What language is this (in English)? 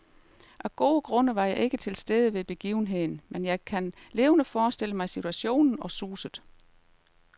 Danish